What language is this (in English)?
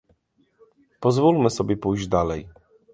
Polish